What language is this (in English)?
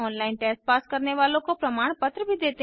Hindi